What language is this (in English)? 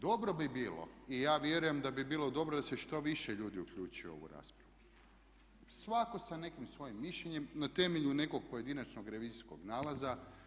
Croatian